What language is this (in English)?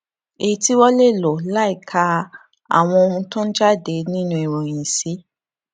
Yoruba